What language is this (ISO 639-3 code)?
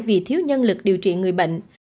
vie